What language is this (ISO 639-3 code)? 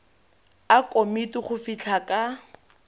tsn